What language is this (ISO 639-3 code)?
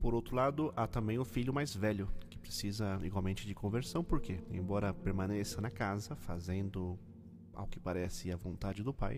por